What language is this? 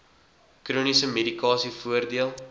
Afrikaans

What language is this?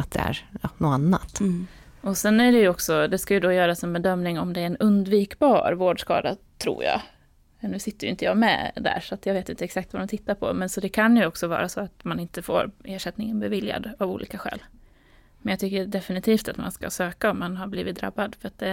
Swedish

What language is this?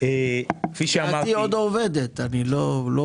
Hebrew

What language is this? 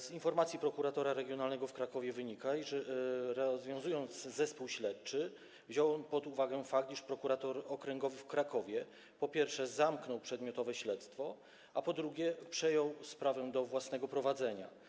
Polish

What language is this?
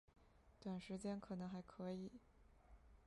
Chinese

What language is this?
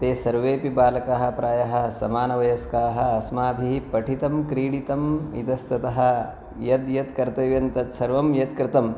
Sanskrit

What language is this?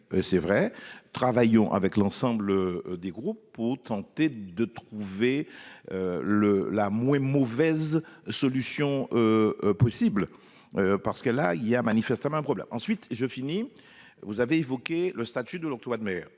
French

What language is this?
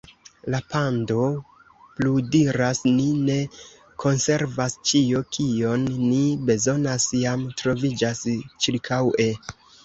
Esperanto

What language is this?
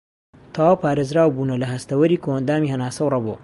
Central Kurdish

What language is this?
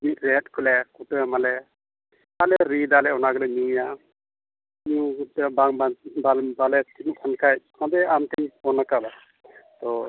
Santali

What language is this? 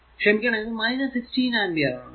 Malayalam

